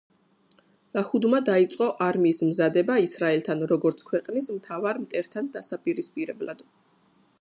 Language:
Georgian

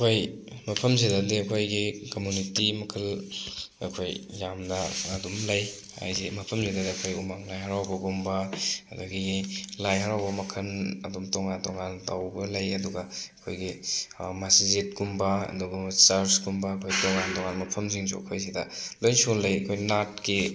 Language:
Manipuri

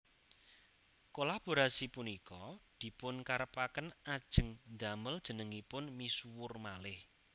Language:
Javanese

